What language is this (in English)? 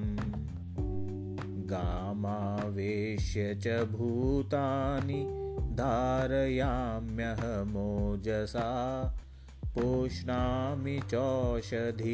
Hindi